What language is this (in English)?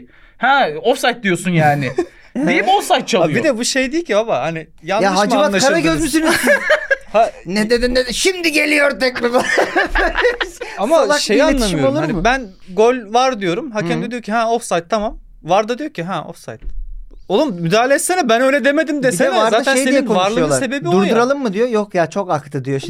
Turkish